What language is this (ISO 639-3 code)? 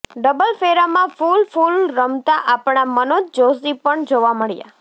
guj